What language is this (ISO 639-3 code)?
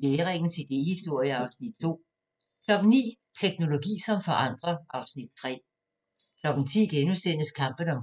dan